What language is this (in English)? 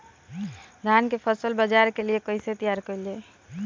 Bhojpuri